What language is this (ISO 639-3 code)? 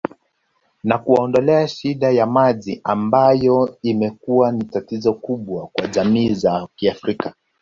swa